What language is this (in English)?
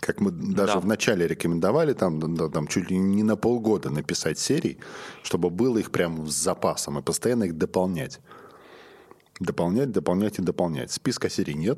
Russian